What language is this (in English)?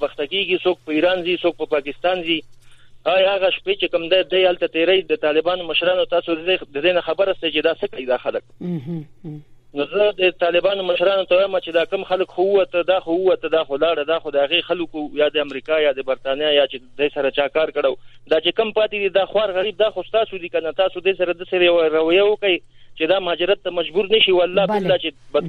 Persian